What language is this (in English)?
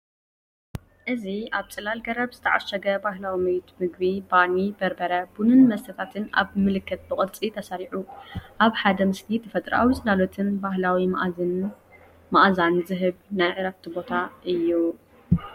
Tigrinya